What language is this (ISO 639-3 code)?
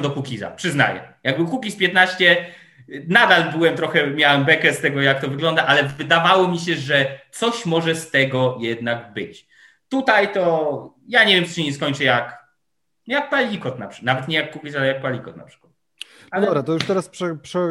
pol